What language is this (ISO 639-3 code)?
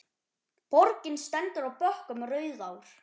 isl